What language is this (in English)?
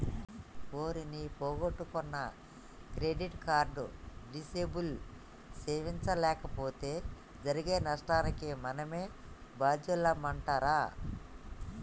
Telugu